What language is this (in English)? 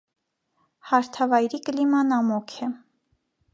Armenian